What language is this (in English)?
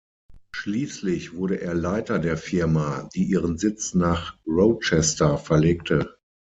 German